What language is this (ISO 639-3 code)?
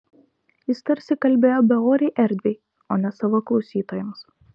lit